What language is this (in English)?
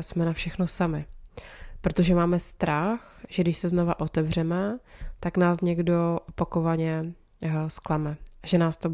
Czech